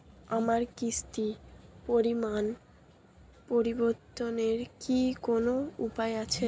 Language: Bangla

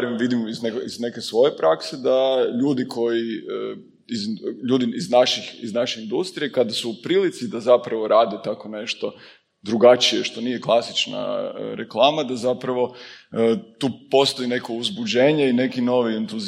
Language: Croatian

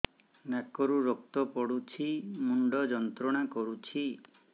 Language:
Odia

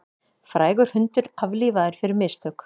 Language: Icelandic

